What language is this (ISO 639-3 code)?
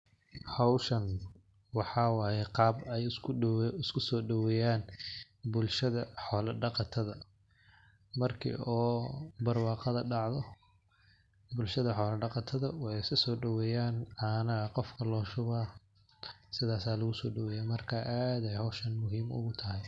som